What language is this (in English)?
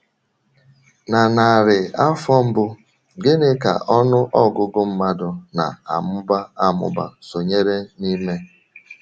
Igbo